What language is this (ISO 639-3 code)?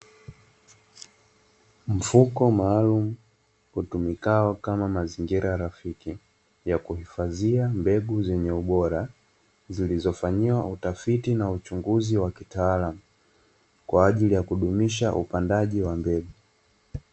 swa